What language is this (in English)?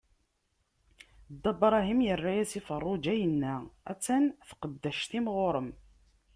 Kabyle